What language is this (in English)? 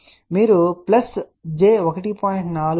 Telugu